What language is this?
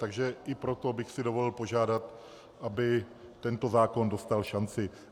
Czech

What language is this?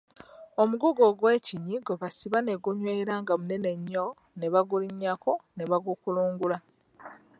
Ganda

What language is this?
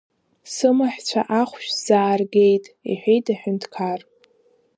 Abkhazian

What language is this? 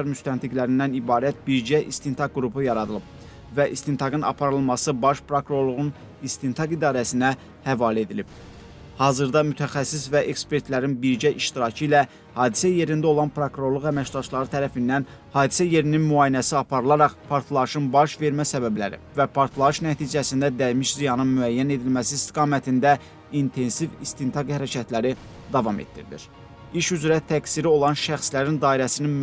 Turkish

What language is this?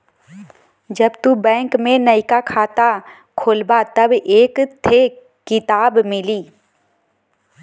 Bhojpuri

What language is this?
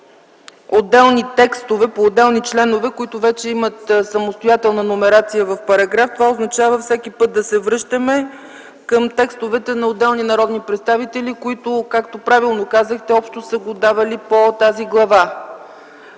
Bulgarian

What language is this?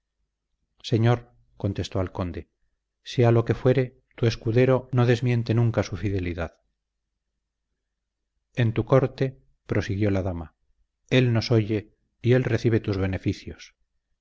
Spanish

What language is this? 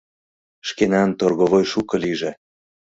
Mari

